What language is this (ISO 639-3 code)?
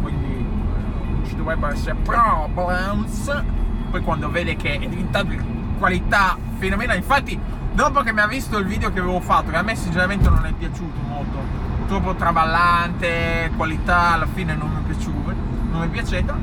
ita